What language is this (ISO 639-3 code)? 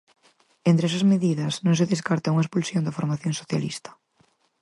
glg